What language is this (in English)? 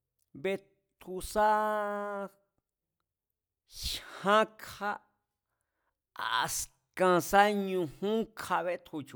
Mazatlán Mazatec